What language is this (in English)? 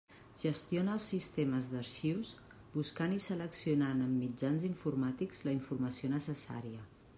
Catalan